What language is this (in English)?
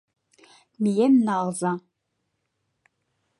Mari